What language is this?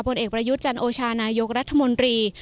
Thai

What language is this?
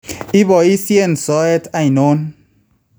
Kalenjin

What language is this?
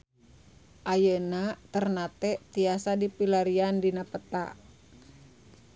Sundanese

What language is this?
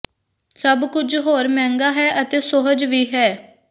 Punjabi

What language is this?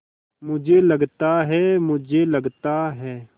Hindi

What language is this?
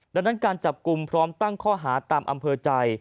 Thai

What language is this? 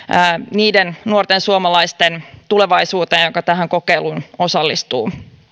Finnish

